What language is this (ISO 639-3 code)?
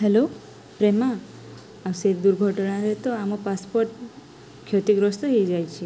ori